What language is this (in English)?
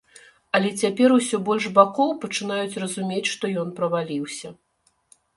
Belarusian